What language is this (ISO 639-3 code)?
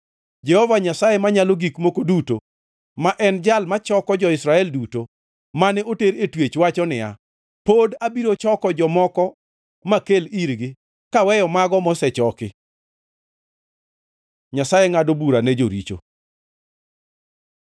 luo